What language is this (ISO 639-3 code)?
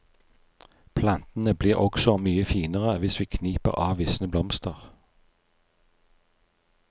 nor